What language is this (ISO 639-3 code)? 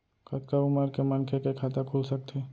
hne